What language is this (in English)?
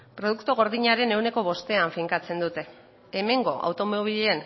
Basque